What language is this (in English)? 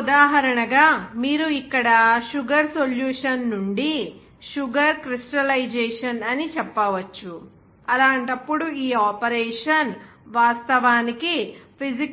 Telugu